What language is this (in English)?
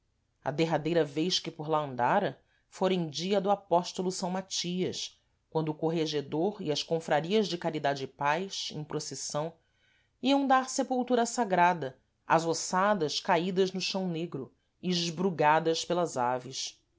Portuguese